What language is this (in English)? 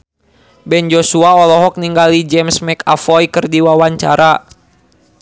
Sundanese